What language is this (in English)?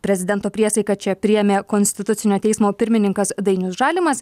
Lithuanian